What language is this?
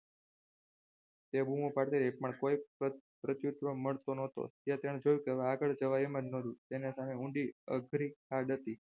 Gujarati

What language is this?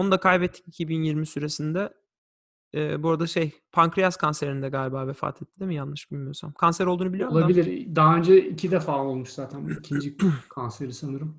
Turkish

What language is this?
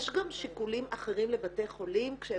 Hebrew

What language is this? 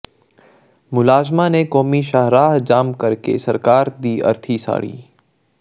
Punjabi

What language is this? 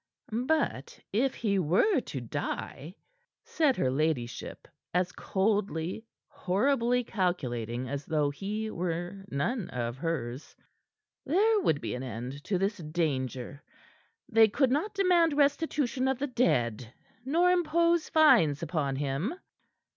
English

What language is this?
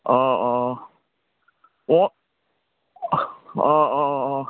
Assamese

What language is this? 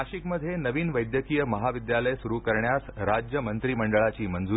Marathi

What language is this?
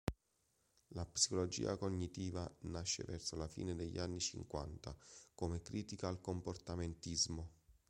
Italian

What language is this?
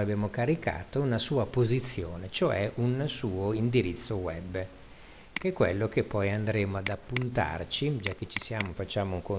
Italian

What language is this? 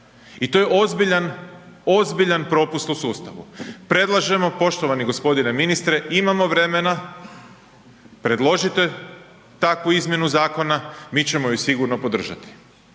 Croatian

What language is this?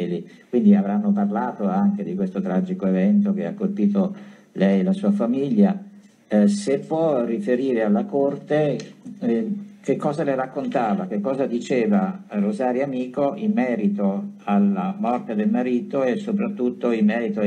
Italian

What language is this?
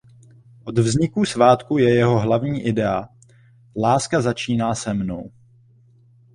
Czech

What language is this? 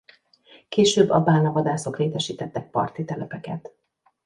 Hungarian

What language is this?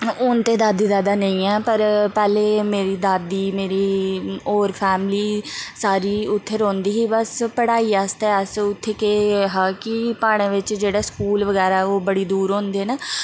Dogri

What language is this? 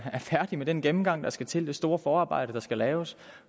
Danish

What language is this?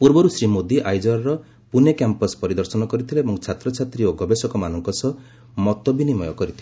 Odia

